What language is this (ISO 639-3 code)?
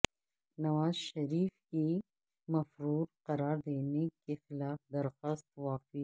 urd